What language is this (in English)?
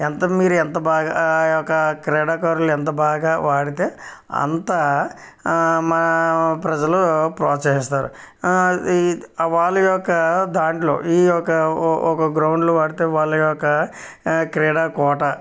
Telugu